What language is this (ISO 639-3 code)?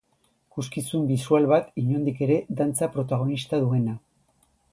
eus